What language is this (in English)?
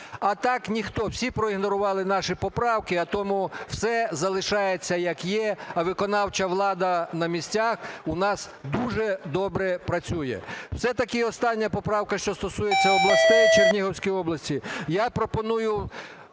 Ukrainian